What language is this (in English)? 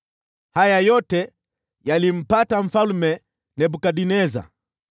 Swahili